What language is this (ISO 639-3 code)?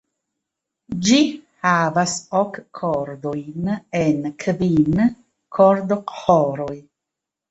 epo